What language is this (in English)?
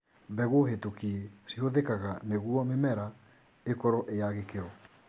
Kikuyu